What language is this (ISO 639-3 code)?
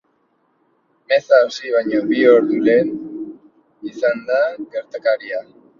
eus